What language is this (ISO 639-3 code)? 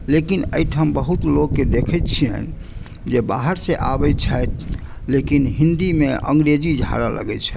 mai